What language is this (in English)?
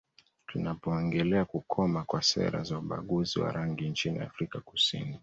Swahili